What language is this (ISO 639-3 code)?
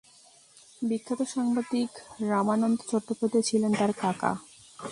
ben